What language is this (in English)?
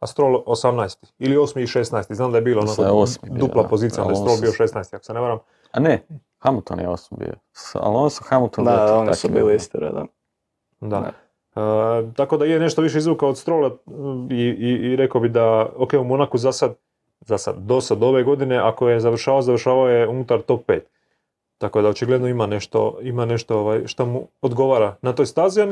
Croatian